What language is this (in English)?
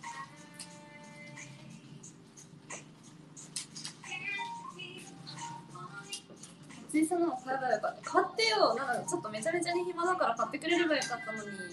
Japanese